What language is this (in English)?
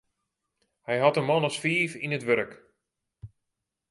Western Frisian